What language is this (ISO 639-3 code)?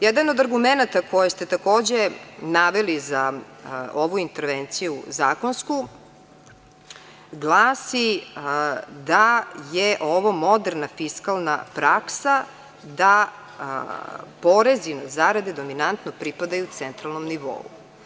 srp